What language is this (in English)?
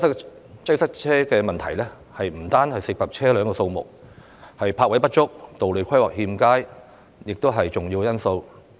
Cantonese